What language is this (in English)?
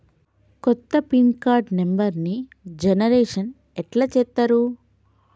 Telugu